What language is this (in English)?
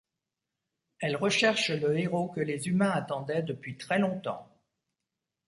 French